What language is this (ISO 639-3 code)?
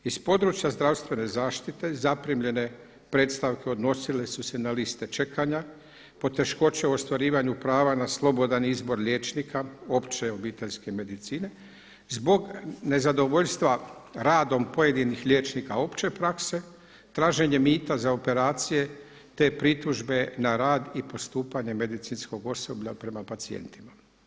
hrv